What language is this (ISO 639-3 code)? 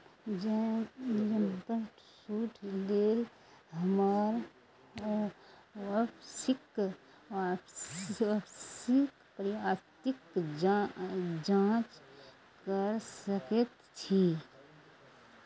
mai